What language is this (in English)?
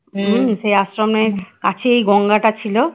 Bangla